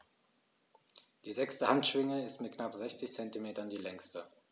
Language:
German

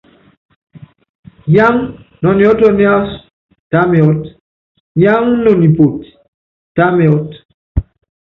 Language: Yangben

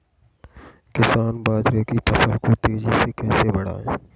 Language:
Hindi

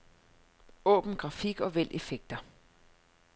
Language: Danish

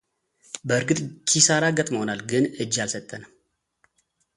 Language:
Amharic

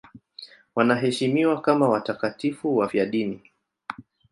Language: Swahili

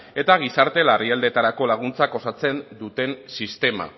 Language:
Basque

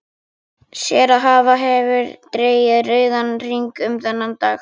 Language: Icelandic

